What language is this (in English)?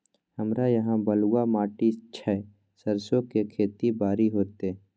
Maithili